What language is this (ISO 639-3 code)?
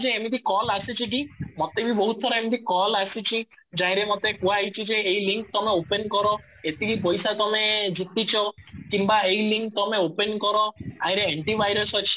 ori